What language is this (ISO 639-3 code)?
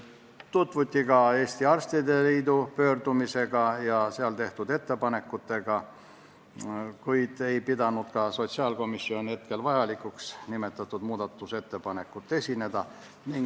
est